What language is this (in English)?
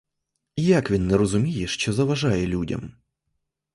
Ukrainian